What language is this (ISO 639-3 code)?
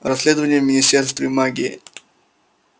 rus